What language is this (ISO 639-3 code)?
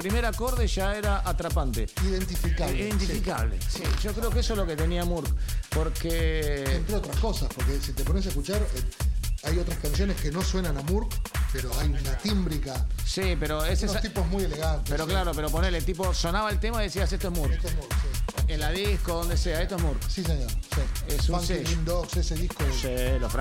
spa